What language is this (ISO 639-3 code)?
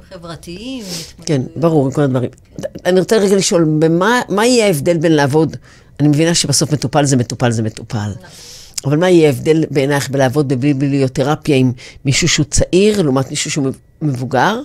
heb